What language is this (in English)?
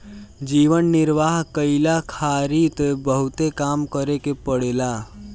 Bhojpuri